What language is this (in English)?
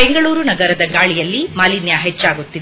Kannada